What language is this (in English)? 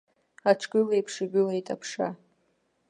Abkhazian